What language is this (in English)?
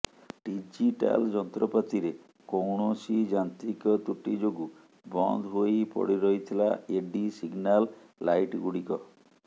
Odia